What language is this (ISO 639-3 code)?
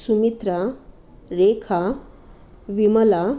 san